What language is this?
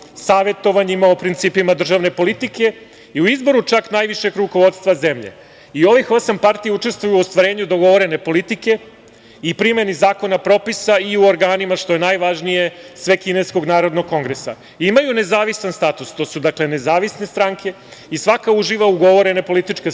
Serbian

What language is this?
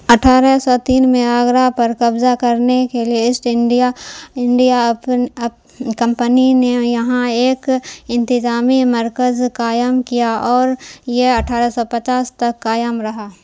Urdu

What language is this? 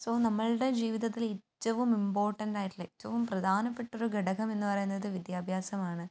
Malayalam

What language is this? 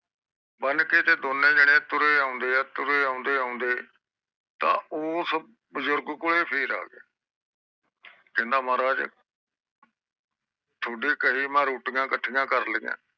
Punjabi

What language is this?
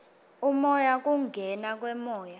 Swati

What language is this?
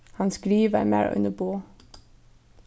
Faroese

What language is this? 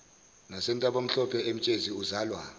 Zulu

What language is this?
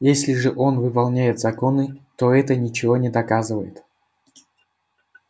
Russian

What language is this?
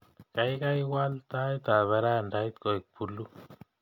Kalenjin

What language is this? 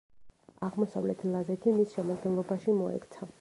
Georgian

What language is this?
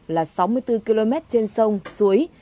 Vietnamese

